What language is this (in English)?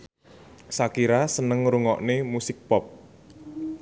Javanese